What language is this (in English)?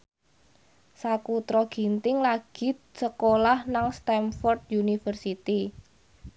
Javanese